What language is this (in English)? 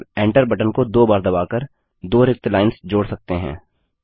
Hindi